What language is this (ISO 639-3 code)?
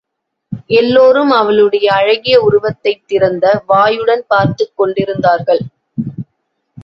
tam